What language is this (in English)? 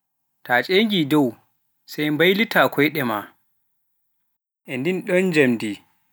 Pular